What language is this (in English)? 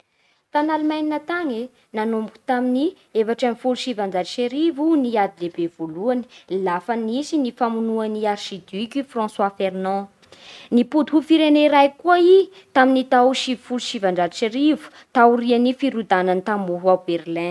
Bara Malagasy